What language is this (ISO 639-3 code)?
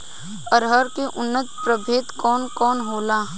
bho